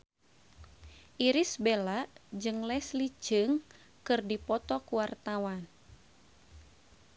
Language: Sundanese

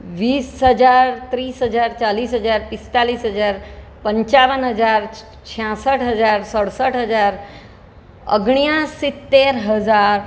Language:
Gujarati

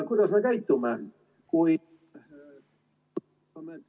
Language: Estonian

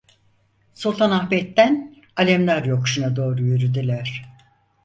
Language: Turkish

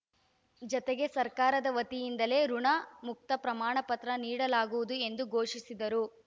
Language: Kannada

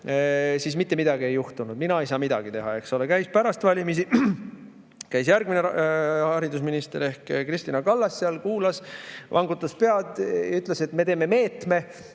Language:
Estonian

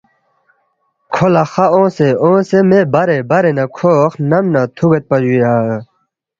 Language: Balti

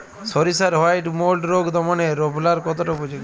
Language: Bangla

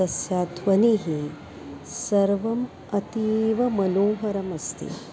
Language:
Sanskrit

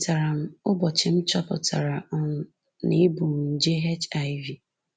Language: Igbo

